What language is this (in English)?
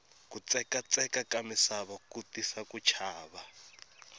Tsonga